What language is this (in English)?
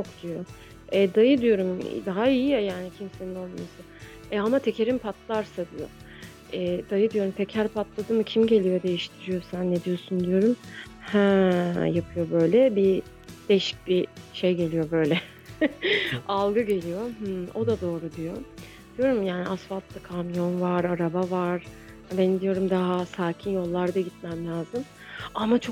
Turkish